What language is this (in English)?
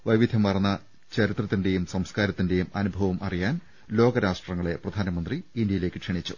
Malayalam